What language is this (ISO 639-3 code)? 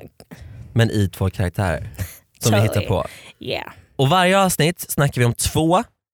swe